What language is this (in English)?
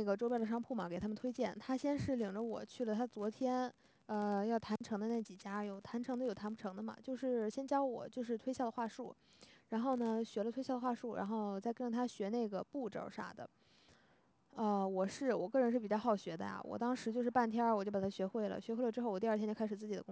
Chinese